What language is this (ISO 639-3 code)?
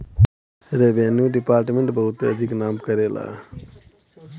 bho